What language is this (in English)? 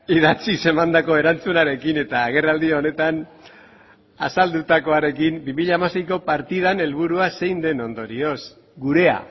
Basque